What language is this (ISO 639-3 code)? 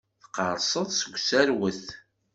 kab